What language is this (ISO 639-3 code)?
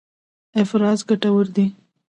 pus